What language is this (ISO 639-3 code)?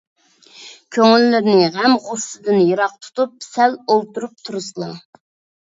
uig